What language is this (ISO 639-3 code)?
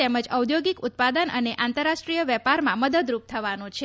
guj